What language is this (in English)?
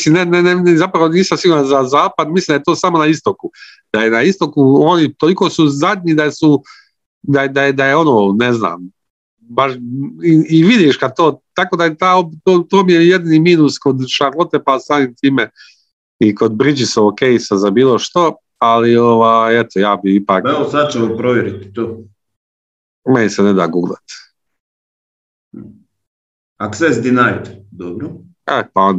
Croatian